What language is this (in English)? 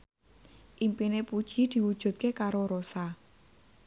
Javanese